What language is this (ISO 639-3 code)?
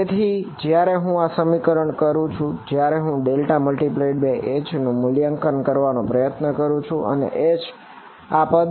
guj